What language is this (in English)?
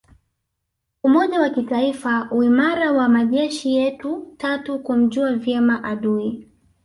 Swahili